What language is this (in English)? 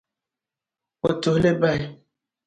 Dagbani